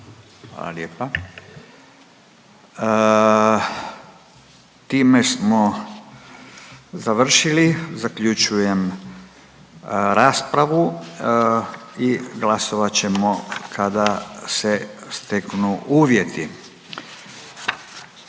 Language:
Croatian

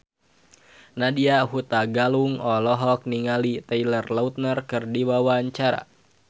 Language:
Sundanese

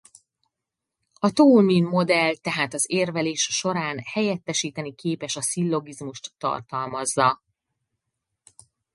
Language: Hungarian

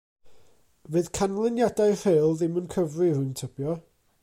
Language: Welsh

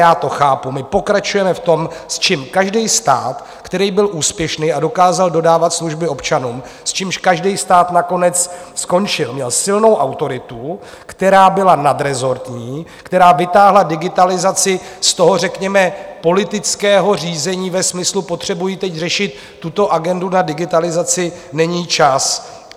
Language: Czech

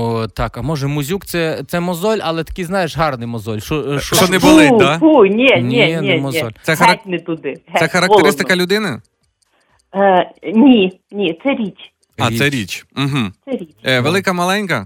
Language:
Ukrainian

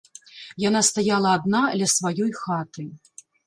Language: Belarusian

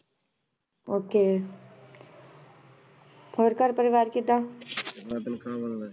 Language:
Punjabi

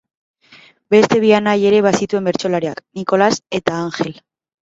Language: Basque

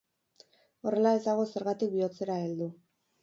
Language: Basque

